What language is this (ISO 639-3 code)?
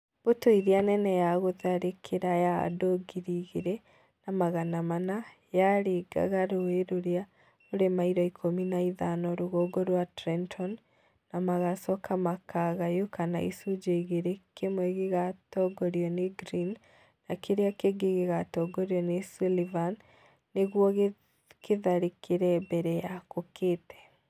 kik